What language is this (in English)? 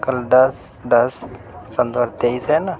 Urdu